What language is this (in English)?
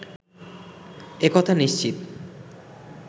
Bangla